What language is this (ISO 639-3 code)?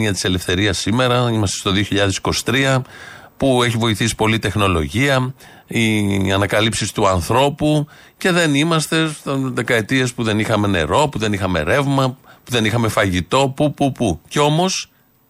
ell